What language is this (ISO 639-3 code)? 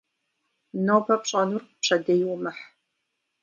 kbd